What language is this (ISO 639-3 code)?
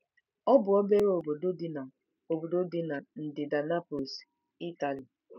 ibo